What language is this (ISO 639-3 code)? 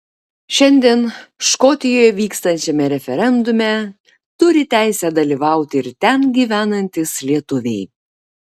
lit